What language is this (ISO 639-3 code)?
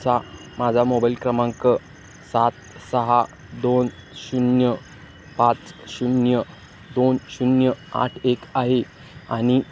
mar